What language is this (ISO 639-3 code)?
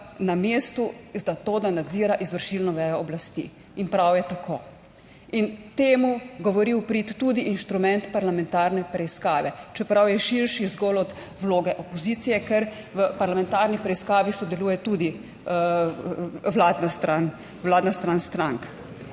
slv